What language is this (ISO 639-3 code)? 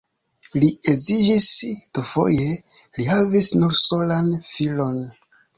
epo